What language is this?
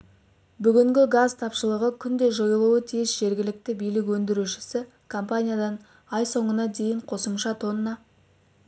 Kazakh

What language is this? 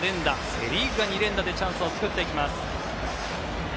Japanese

